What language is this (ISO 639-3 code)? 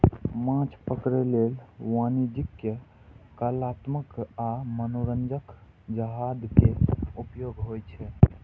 mai